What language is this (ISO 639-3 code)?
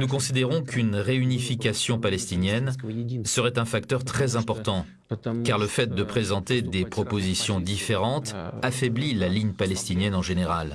fra